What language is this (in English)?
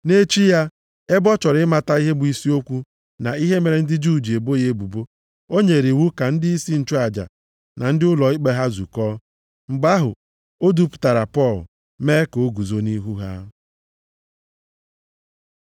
Igbo